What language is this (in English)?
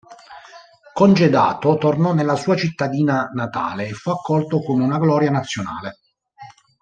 Italian